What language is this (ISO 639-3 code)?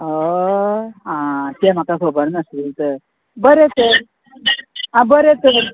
kok